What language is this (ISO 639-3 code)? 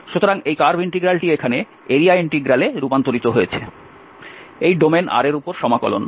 ben